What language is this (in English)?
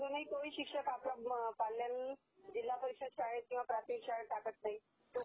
Marathi